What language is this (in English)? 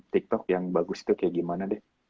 Indonesian